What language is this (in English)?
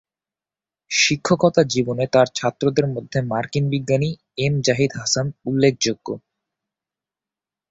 Bangla